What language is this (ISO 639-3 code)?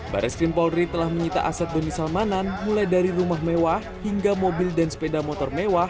ind